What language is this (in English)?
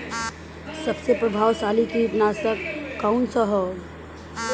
Bhojpuri